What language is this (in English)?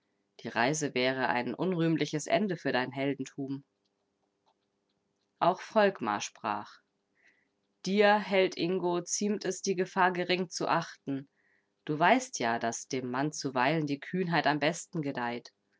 German